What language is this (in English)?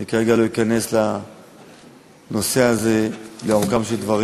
Hebrew